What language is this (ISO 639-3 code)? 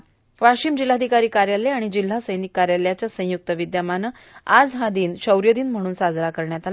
mar